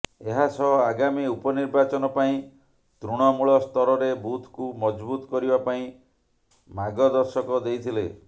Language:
Odia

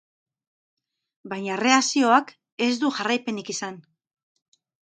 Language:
Basque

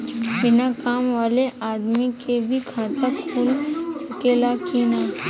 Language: Bhojpuri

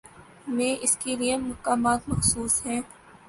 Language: Urdu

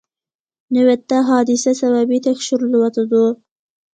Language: Uyghur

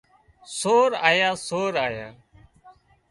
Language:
Wadiyara Koli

